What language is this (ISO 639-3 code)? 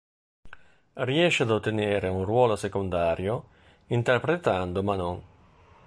ita